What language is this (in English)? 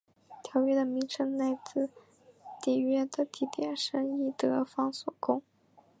Chinese